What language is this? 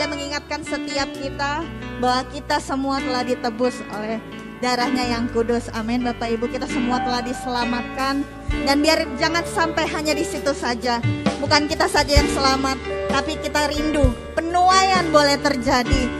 Indonesian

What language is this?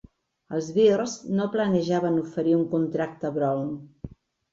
Catalan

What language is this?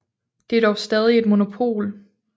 Danish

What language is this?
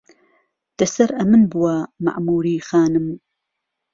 Central Kurdish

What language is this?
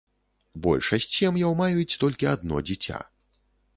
Belarusian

